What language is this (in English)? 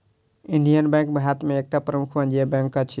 Maithili